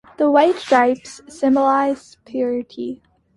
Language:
English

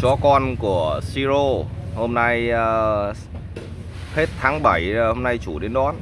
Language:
Vietnamese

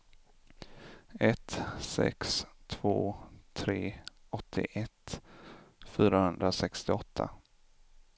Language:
Swedish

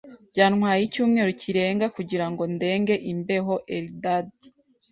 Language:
Kinyarwanda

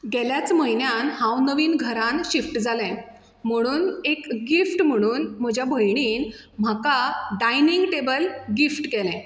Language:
Konkani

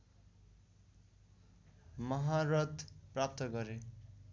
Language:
Nepali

